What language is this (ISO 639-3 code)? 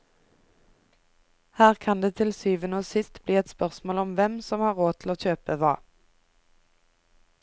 nor